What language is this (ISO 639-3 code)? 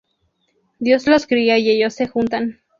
spa